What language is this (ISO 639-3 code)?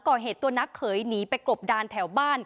tha